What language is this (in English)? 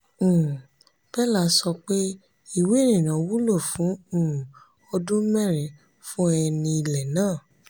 Yoruba